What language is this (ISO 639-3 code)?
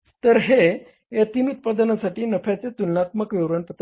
mar